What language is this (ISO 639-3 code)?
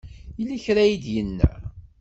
kab